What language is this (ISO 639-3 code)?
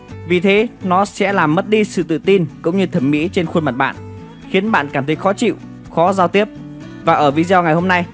vie